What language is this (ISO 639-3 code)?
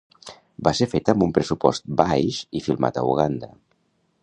cat